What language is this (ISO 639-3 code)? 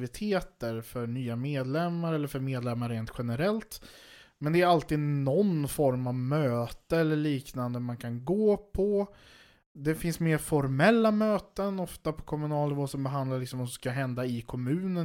swe